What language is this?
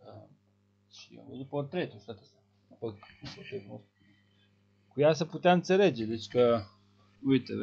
Romanian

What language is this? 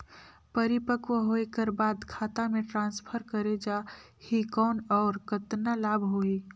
Chhattisgarhi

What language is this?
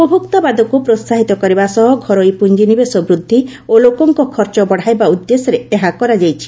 Odia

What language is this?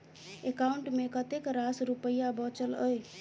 Maithili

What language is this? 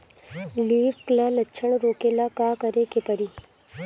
Bhojpuri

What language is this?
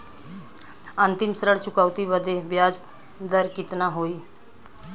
Bhojpuri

